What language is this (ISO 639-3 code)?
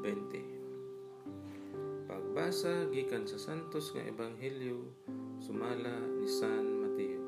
fil